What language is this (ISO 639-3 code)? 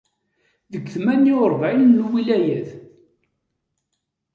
kab